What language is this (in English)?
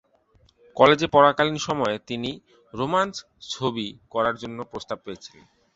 Bangla